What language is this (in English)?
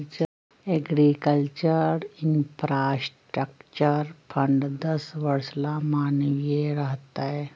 Magahi